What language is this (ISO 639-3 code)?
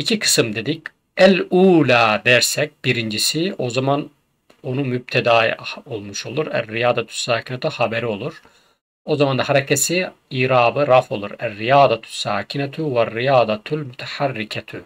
tur